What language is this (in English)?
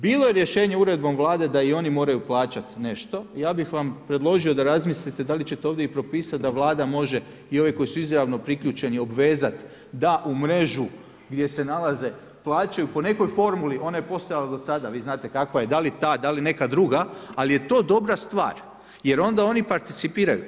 Croatian